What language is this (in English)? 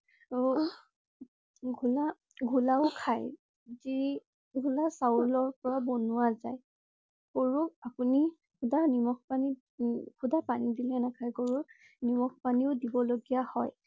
Assamese